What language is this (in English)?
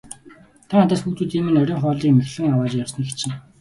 Mongolian